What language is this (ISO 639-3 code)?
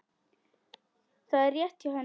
isl